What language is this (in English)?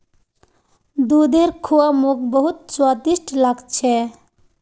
Magahi